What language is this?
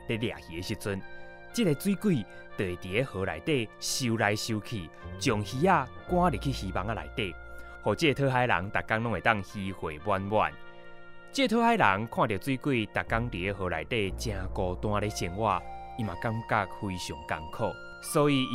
Chinese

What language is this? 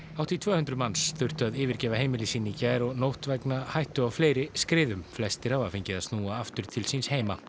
Icelandic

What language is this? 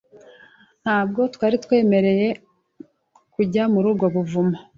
Kinyarwanda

